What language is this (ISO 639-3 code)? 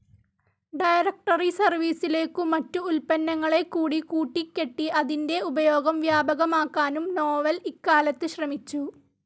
mal